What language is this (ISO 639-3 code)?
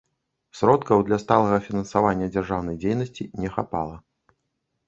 bel